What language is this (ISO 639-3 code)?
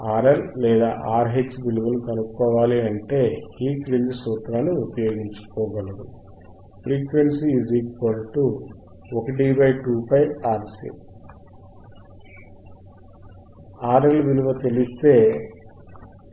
tel